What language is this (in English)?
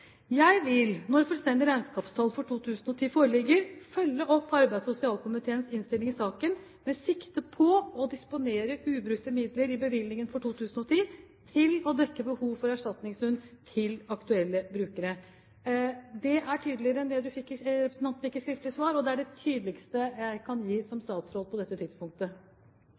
Norwegian Bokmål